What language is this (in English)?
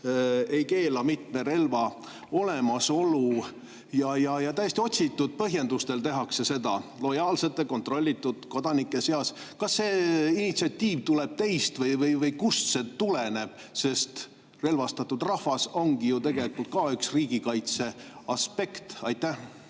Estonian